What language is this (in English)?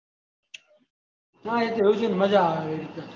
Gujarati